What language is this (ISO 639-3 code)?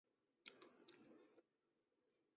zho